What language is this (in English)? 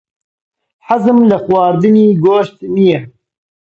Central Kurdish